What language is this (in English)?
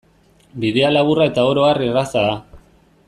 Basque